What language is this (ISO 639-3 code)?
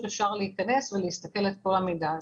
heb